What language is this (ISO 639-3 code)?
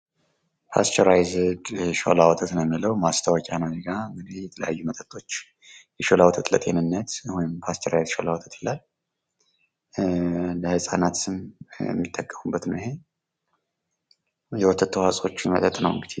amh